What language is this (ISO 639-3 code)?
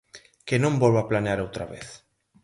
glg